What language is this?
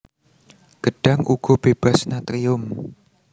Javanese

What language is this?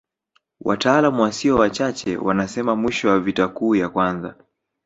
Swahili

